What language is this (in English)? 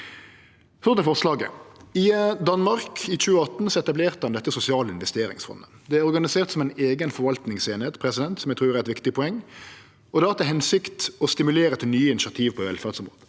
Norwegian